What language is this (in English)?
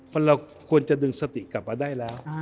Thai